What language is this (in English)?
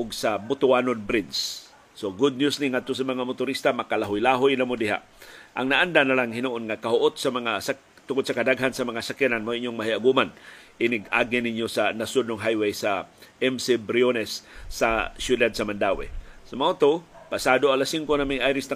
Filipino